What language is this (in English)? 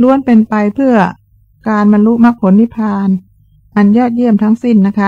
Thai